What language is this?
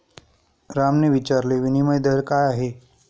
Marathi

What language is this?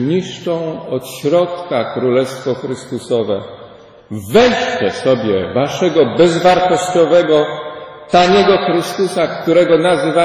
Polish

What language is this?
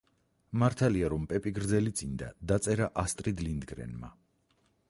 Georgian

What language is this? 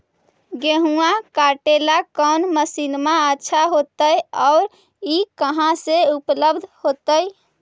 Magahi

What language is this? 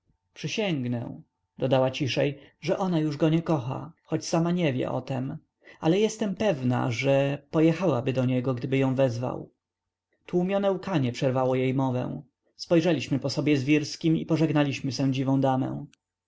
Polish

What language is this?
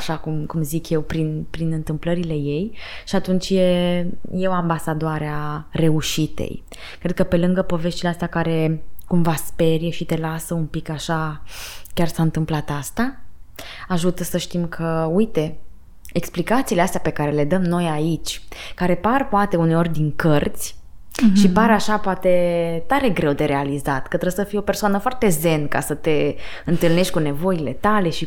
Romanian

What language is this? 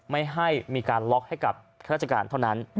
Thai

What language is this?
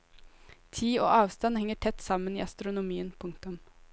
Norwegian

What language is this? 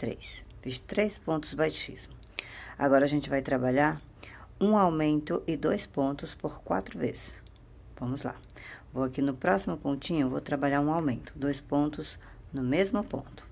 Portuguese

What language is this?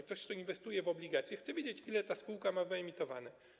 Polish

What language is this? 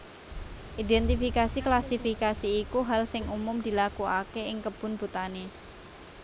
Javanese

